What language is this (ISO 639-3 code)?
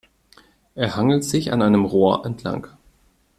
deu